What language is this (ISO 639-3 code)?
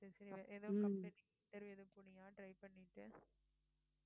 tam